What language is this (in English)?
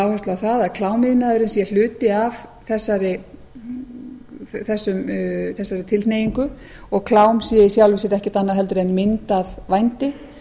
Icelandic